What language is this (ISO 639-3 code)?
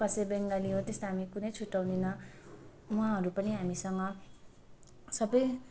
nep